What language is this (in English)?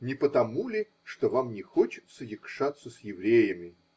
Russian